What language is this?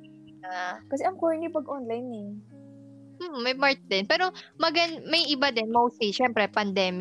Filipino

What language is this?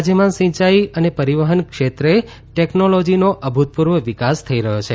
Gujarati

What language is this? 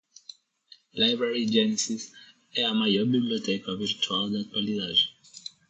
Portuguese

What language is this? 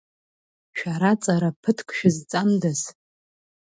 Abkhazian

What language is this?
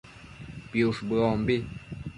Matsés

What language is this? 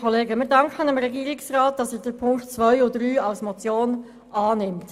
Swiss German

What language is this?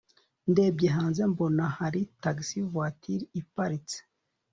Kinyarwanda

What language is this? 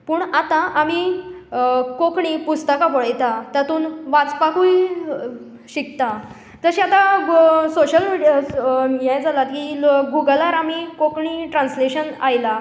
Konkani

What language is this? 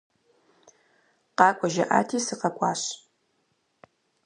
Kabardian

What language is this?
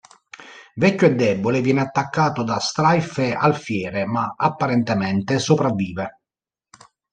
Italian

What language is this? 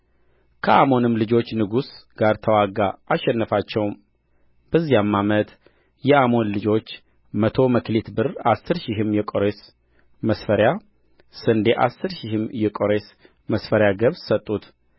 Amharic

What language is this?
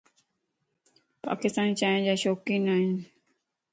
Lasi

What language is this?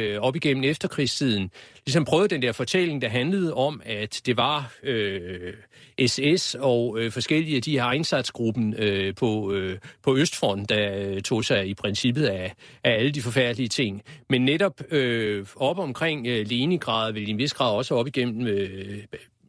Danish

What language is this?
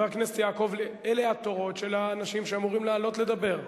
Hebrew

